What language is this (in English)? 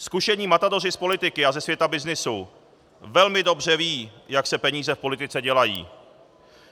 Czech